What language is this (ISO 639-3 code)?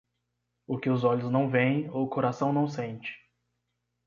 por